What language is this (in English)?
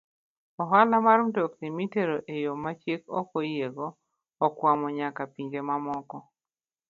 Luo (Kenya and Tanzania)